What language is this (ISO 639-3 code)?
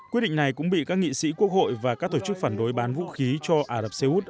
vie